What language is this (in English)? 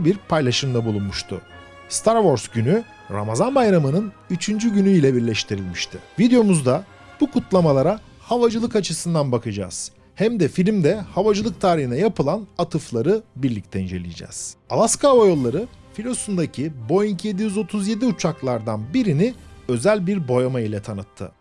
Turkish